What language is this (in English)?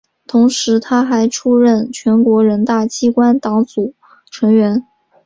Chinese